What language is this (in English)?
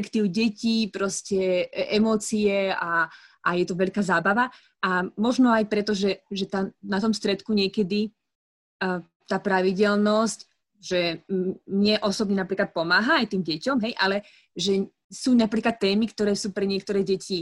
Slovak